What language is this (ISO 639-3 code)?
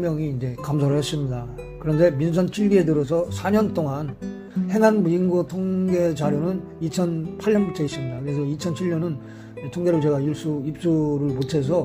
kor